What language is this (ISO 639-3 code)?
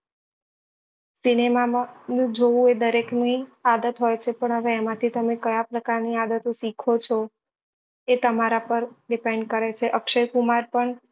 guj